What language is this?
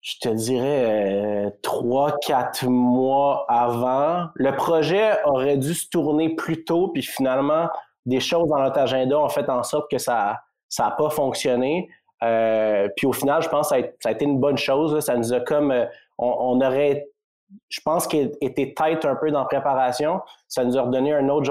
French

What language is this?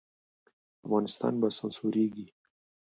Pashto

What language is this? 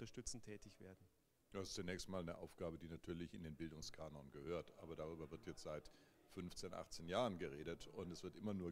German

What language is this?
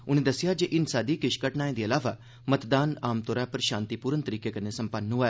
Dogri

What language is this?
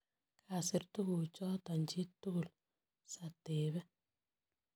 Kalenjin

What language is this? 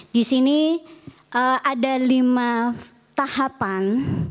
Indonesian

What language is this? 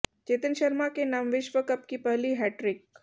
Hindi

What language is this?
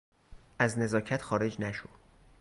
Persian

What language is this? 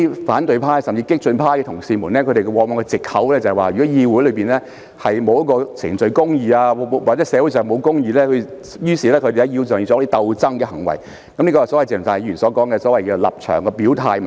Cantonese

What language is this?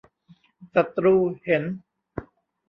Thai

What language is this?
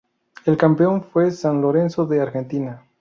Spanish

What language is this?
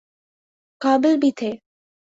Urdu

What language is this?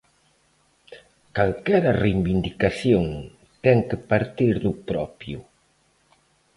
Galician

